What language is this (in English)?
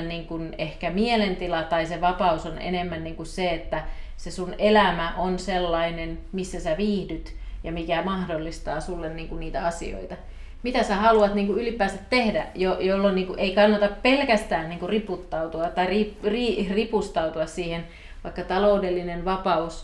Finnish